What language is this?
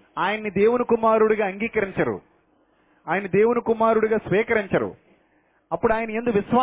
Telugu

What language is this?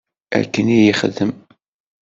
Kabyle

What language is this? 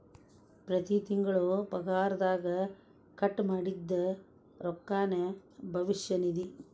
Kannada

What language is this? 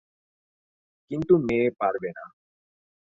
Bangla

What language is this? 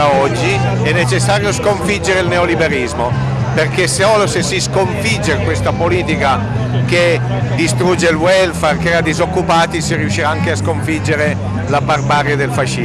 Italian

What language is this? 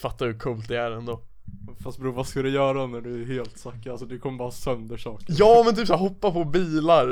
Swedish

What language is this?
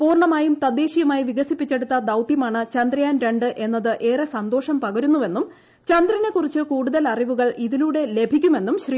Malayalam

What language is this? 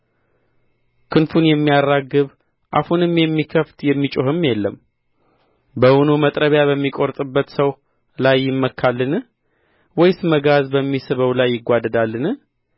Amharic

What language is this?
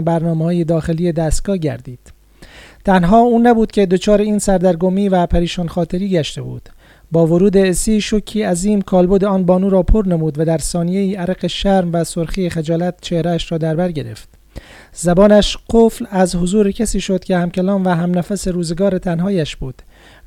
Persian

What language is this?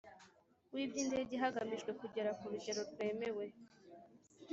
Kinyarwanda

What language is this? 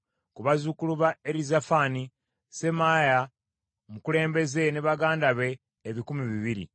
Ganda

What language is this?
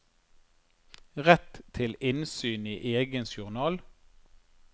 Norwegian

